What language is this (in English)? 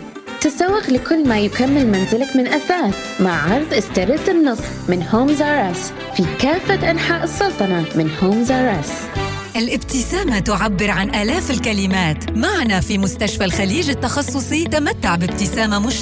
Arabic